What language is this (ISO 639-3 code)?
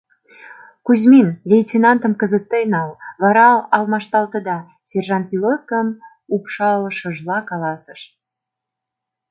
chm